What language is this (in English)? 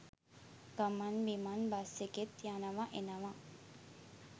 Sinhala